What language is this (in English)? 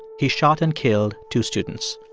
English